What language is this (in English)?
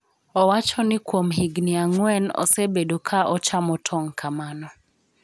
Luo (Kenya and Tanzania)